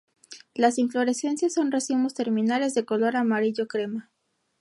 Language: Spanish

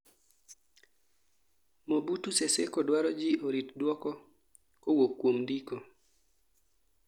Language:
Luo (Kenya and Tanzania)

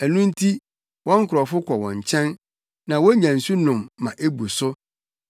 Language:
Akan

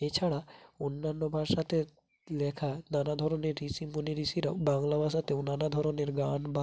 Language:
Bangla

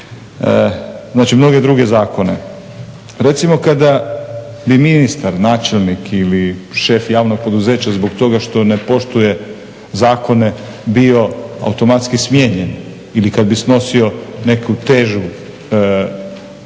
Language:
Croatian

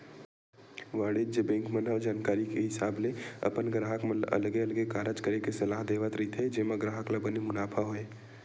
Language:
Chhattisgarhi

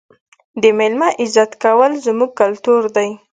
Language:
Pashto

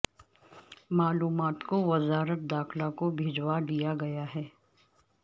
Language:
Urdu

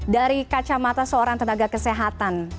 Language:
Indonesian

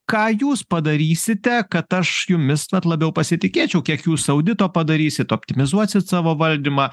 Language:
Lithuanian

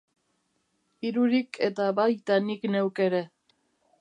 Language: Basque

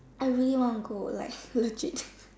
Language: English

